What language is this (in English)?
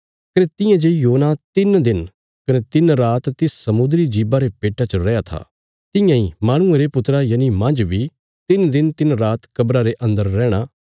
Bilaspuri